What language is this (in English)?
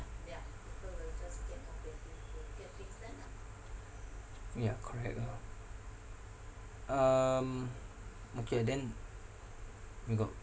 English